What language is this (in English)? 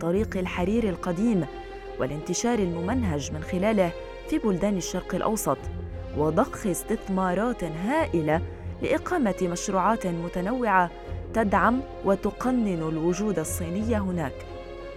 Arabic